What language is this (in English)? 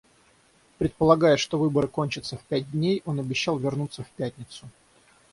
Russian